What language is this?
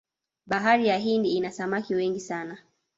Swahili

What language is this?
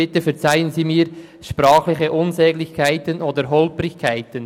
Swiss German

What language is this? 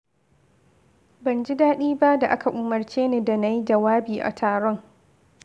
Hausa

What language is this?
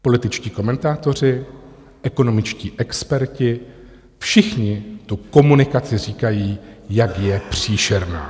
Czech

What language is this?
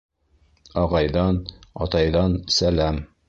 Bashkir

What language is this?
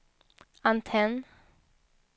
Swedish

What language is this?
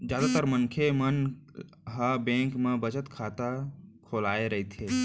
Chhattisgarhi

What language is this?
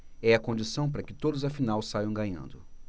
Portuguese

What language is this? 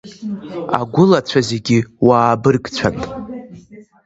Abkhazian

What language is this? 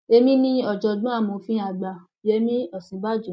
Yoruba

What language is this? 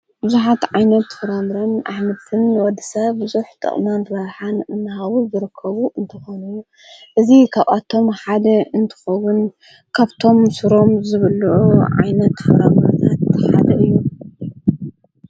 Tigrinya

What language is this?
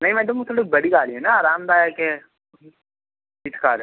Hindi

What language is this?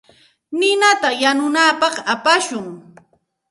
Santa Ana de Tusi Pasco Quechua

